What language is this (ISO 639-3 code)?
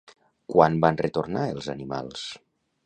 cat